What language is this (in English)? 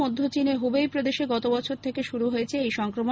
Bangla